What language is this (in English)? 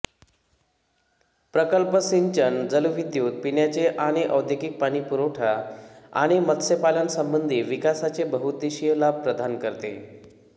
Marathi